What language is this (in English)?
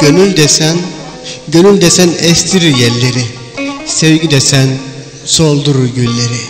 Turkish